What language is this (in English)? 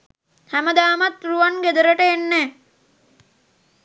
Sinhala